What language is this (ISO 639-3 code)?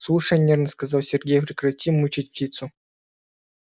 rus